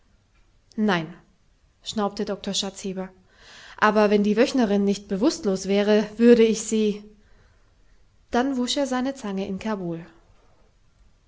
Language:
German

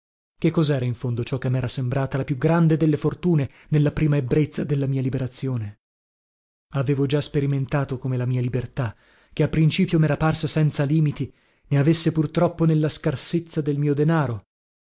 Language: Italian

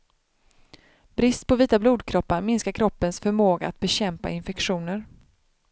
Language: Swedish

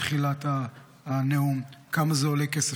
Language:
Hebrew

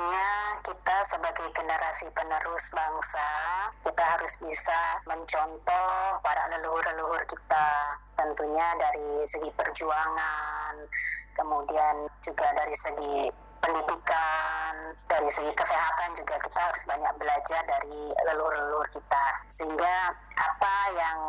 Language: Indonesian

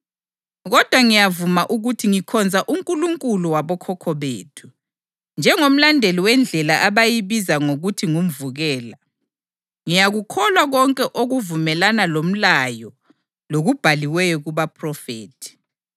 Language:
North Ndebele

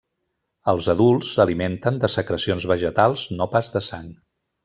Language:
Catalan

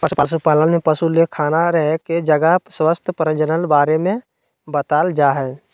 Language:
Magahi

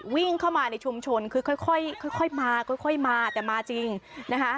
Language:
Thai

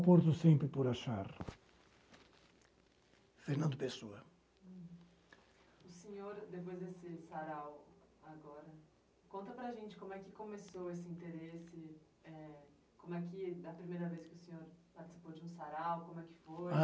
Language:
Portuguese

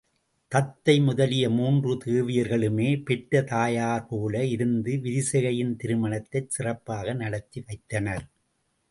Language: Tamil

